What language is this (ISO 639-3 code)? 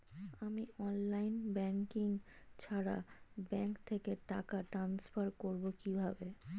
ben